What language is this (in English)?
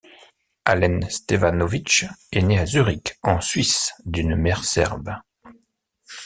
French